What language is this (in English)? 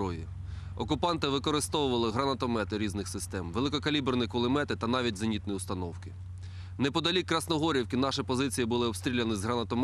Russian